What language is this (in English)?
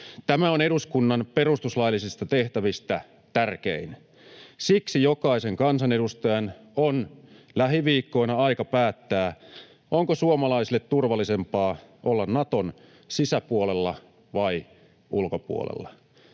Finnish